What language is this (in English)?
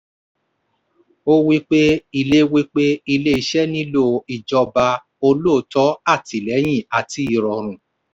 Yoruba